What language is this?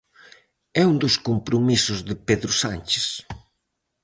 Galician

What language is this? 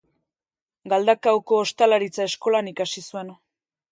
Basque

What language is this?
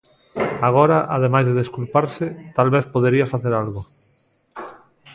Galician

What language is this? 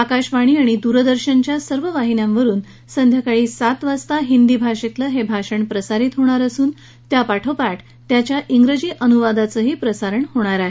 Marathi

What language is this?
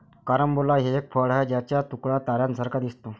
Marathi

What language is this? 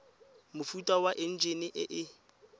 Tswana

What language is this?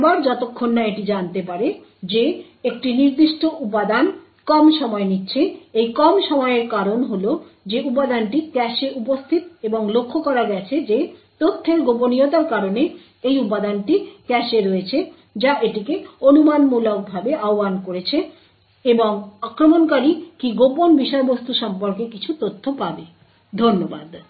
Bangla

